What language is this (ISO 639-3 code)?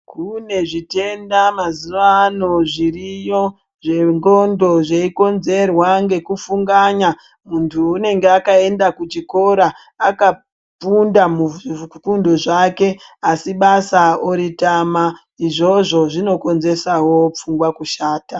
ndc